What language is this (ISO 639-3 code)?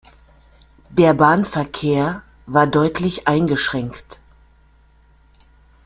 deu